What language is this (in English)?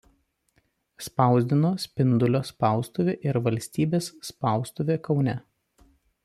Lithuanian